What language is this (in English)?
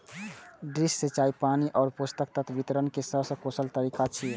Maithili